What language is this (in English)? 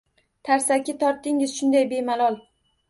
Uzbek